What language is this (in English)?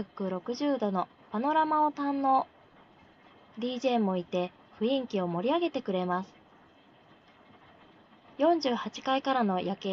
Japanese